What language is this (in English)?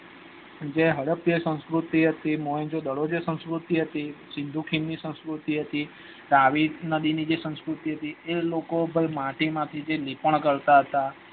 Gujarati